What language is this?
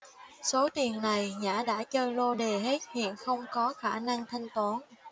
Vietnamese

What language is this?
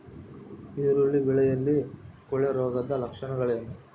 Kannada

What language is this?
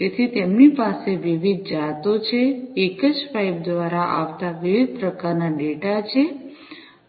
Gujarati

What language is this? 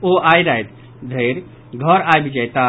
Maithili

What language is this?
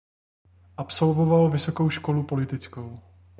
Czech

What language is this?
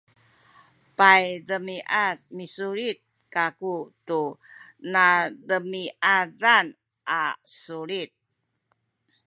Sakizaya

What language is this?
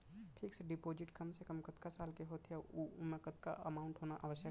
Chhattisgarhi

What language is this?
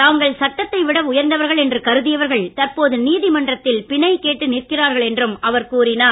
Tamil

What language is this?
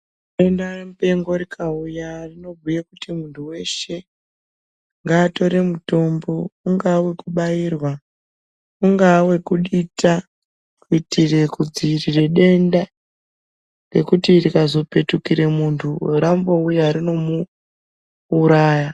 Ndau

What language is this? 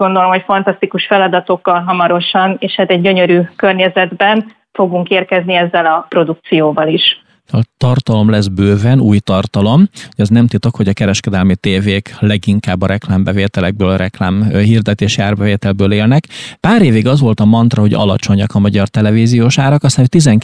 Hungarian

